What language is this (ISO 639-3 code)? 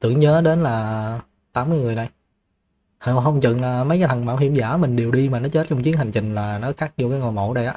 vie